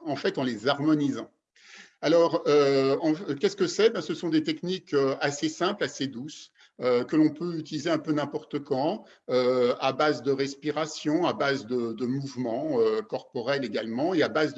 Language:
French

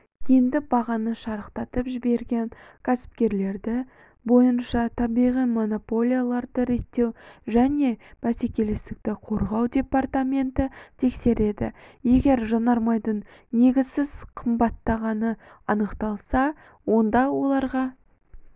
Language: Kazakh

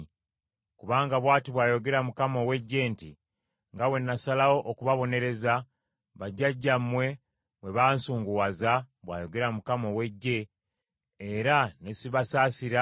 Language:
Ganda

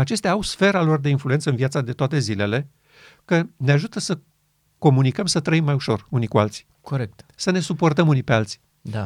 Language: Romanian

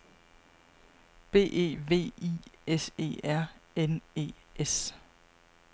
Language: Danish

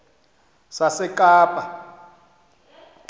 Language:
Xhosa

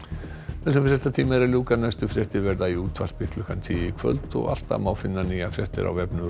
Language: Icelandic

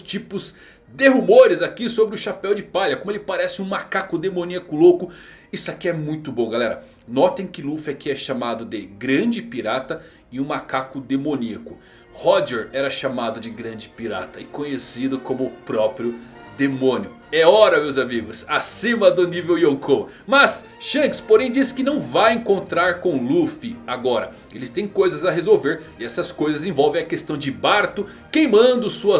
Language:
Portuguese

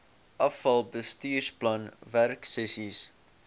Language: Afrikaans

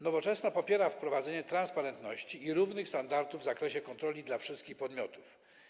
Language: Polish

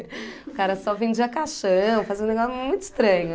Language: Portuguese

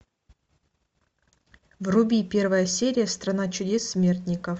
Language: Russian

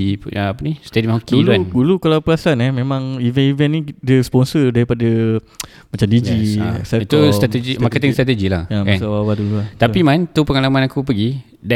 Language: Malay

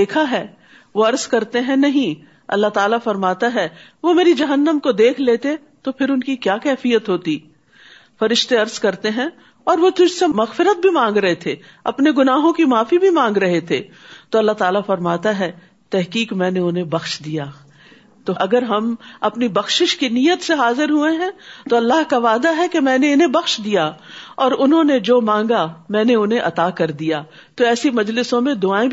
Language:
Urdu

